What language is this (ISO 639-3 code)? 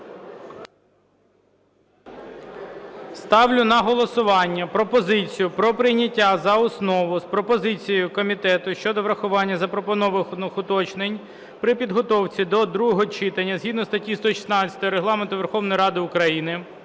ukr